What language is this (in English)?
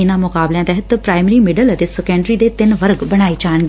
Punjabi